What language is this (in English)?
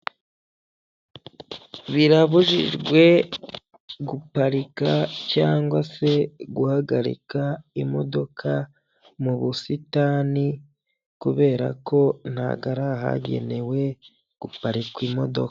Kinyarwanda